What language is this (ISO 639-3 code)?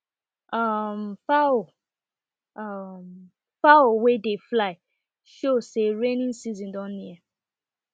pcm